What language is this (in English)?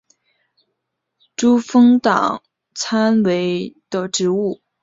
Chinese